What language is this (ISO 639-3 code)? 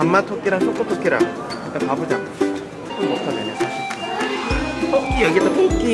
kor